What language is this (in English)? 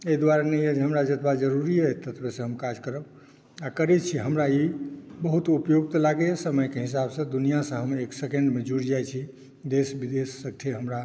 Maithili